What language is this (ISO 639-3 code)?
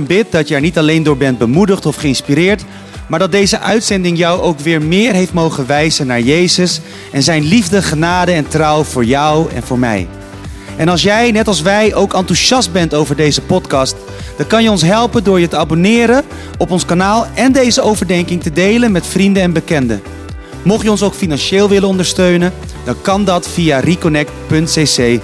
nld